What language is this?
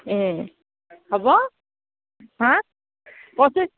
Assamese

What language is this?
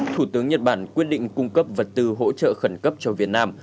Vietnamese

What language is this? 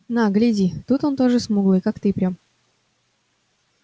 Russian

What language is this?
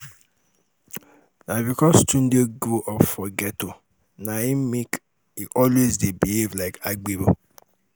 Nigerian Pidgin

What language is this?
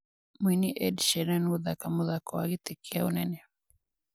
Kikuyu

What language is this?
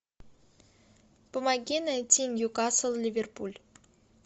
Russian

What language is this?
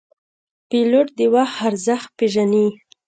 Pashto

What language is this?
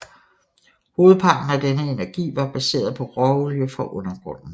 Danish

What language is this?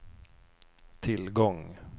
Swedish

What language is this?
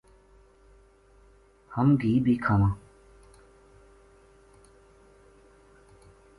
Gujari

